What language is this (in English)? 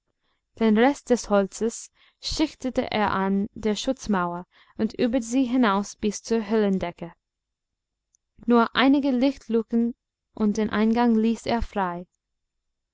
German